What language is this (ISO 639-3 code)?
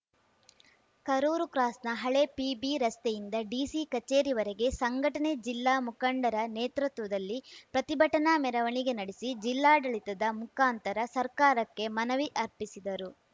kan